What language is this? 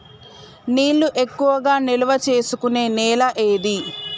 Telugu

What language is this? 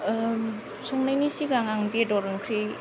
Bodo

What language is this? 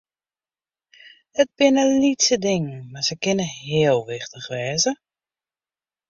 Western Frisian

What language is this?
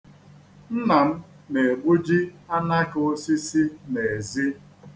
Igbo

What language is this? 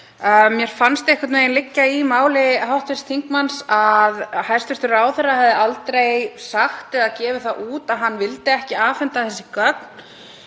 Icelandic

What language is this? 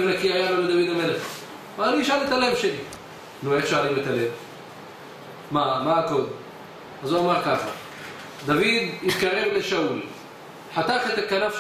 Hebrew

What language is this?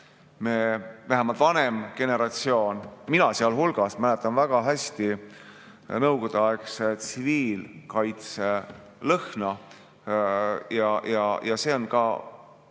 Estonian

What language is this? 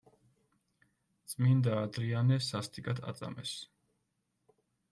Georgian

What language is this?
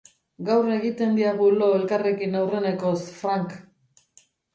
Basque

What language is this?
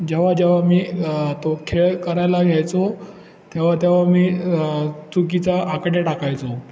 Marathi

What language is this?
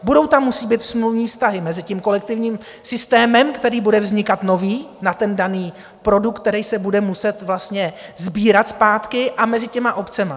Czech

